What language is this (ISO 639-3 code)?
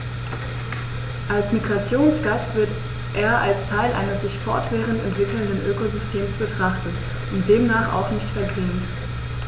deu